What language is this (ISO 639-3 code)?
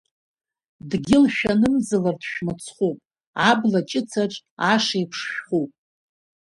abk